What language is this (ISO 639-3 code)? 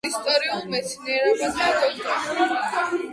kat